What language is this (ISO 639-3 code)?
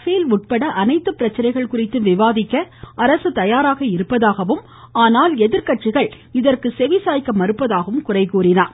tam